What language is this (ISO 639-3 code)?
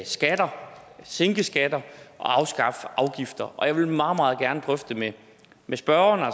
dan